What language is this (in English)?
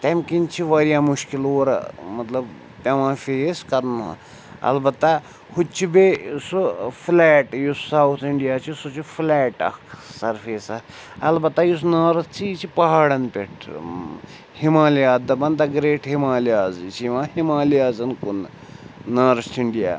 Kashmiri